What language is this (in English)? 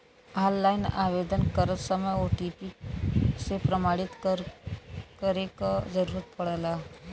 Bhojpuri